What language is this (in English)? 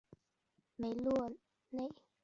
Chinese